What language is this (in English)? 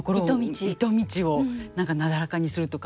Japanese